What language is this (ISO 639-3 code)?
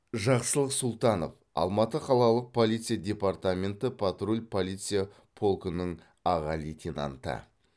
kaz